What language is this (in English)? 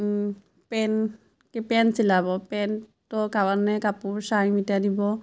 Assamese